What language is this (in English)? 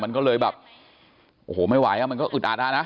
Thai